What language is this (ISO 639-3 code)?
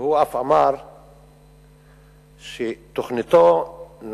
heb